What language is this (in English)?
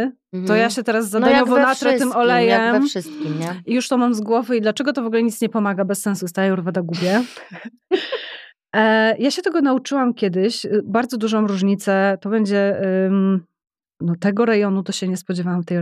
Polish